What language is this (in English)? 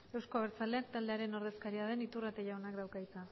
Basque